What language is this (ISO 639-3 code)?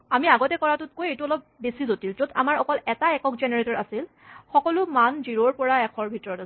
asm